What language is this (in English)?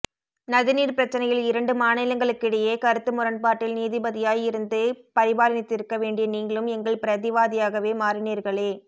Tamil